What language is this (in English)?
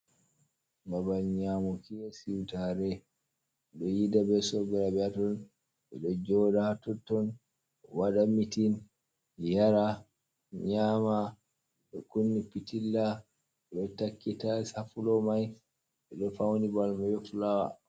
Fula